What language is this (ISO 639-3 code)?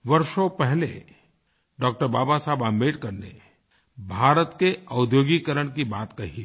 hin